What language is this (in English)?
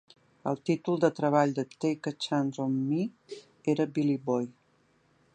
Catalan